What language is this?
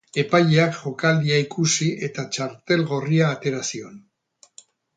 Basque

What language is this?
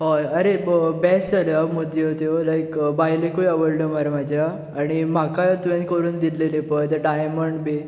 Konkani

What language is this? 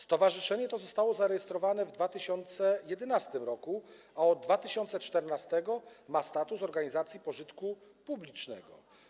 Polish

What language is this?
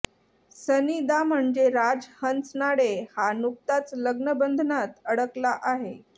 Marathi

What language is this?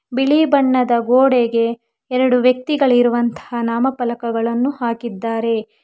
Kannada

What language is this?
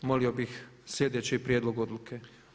Croatian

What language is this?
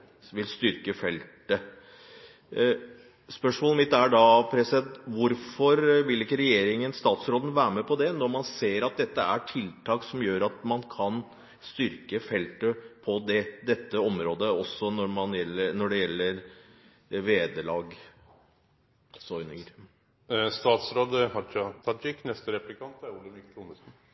Norwegian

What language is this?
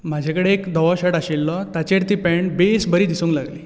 Konkani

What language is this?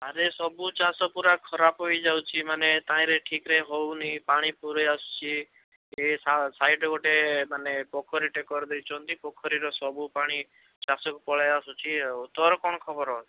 Odia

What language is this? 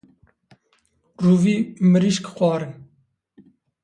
Kurdish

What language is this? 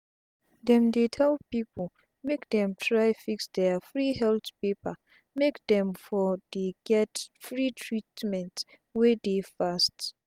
Nigerian Pidgin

